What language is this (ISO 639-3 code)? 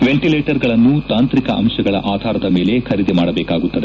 kan